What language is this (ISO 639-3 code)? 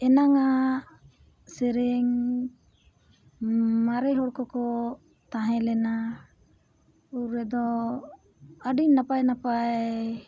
sat